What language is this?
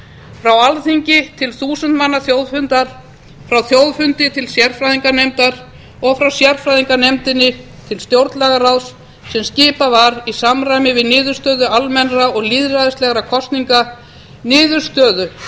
Icelandic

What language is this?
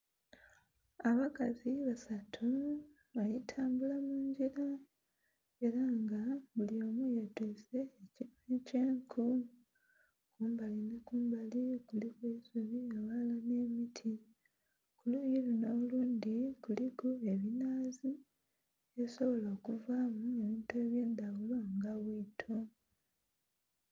Soga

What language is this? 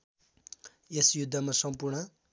Nepali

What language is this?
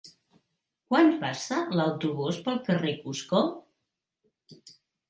Catalan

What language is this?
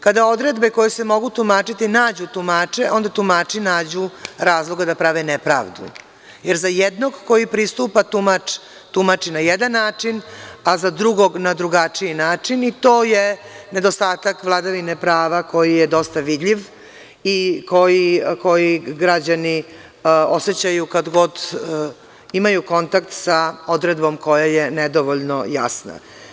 Serbian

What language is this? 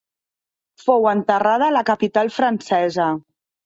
Catalan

